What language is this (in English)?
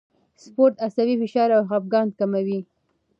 Pashto